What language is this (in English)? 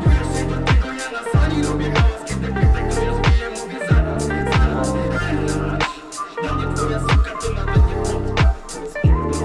Turkmen